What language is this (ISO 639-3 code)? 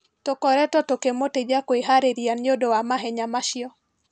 kik